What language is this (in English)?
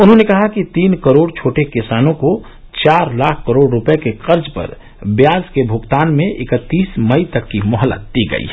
Hindi